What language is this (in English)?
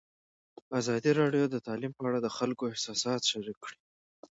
Pashto